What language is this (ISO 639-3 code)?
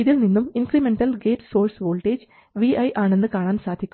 mal